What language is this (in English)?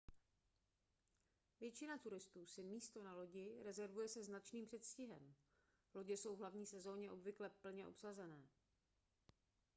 Czech